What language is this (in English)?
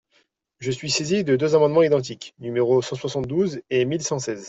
French